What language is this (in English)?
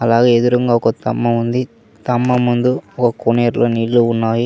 Telugu